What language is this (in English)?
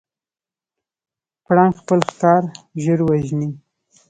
Pashto